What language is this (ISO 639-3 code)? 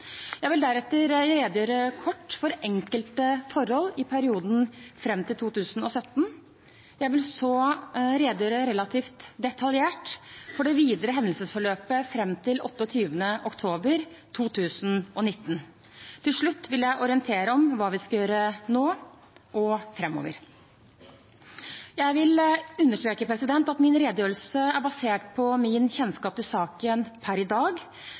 nob